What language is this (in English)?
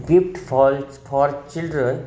Marathi